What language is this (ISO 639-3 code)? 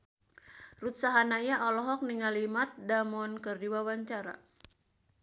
sun